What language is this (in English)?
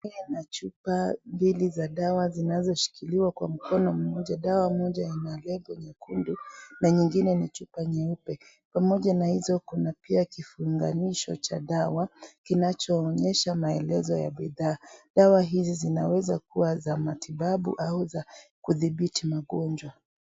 Swahili